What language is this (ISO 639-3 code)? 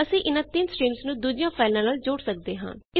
pan